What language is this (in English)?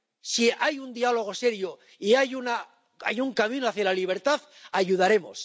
Spanish